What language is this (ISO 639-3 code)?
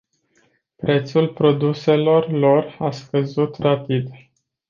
ron